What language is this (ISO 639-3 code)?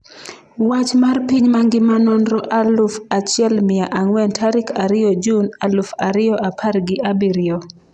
luo